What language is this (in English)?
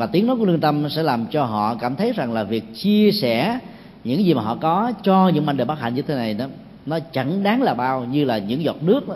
Vietnamese